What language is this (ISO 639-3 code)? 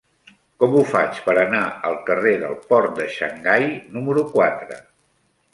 cat